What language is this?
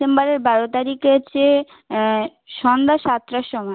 Bangla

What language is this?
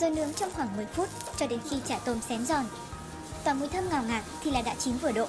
Vietnamese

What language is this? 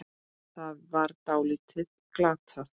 Icelandic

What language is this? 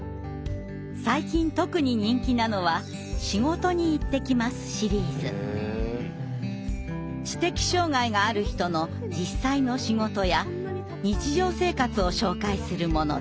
Japanese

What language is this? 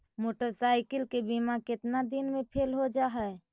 Magahi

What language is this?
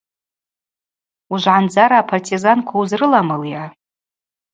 Abaza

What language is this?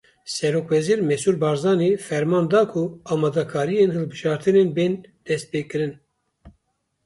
Kurdish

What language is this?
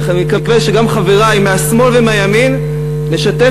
Hebrew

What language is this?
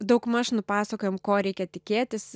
Lithuanian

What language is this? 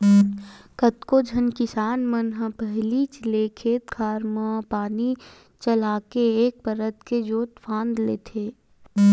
Chhattisgarhi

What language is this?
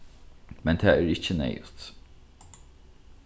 Faroese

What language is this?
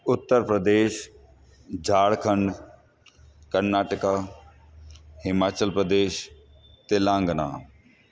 Sindhi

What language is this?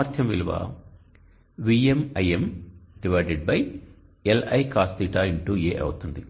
Telugu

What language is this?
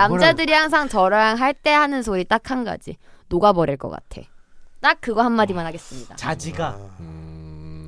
Korean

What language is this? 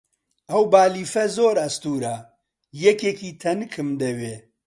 Central Kurdish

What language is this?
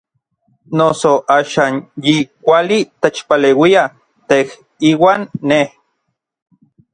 Orizaba Nahuatl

